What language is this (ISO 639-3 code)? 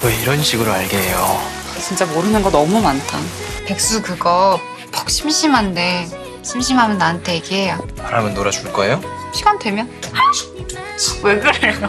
kor